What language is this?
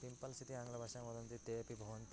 Sanskrit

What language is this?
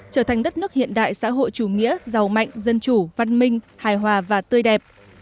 Vietnamese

